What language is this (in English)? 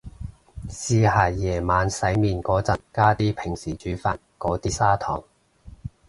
Cantonese